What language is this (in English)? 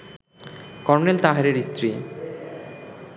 Bangla